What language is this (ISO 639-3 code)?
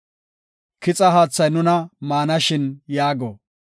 gof